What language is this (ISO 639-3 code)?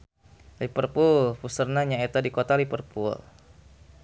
sun